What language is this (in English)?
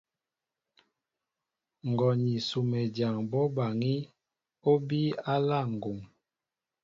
Mbo (Cameroon)